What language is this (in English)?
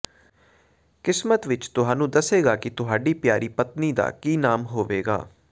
Punjabi